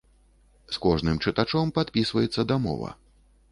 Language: Belarusian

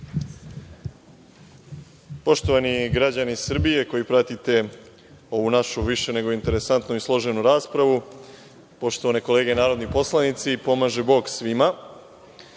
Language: Serbian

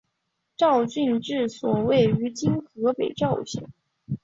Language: Chinese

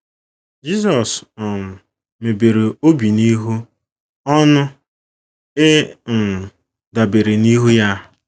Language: Igbo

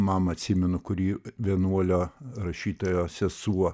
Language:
Lithuanian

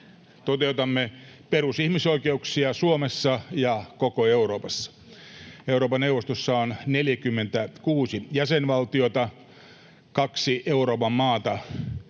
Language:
Finnish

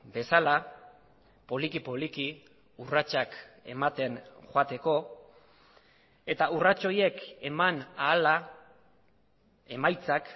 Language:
Basque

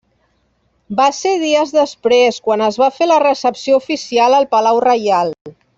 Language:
Catalan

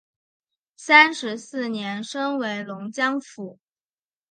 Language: Chinese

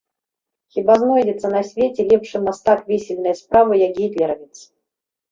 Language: Belarusian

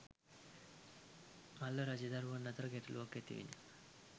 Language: Sinhala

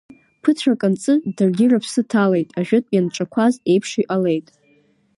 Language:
Abkhazian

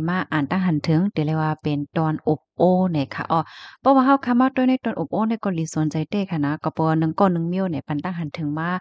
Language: Thai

